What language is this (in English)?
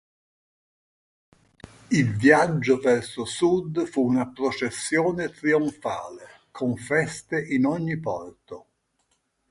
Italian